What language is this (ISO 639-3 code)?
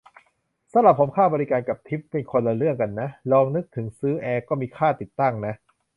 tha